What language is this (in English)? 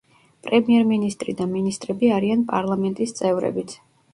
Georgian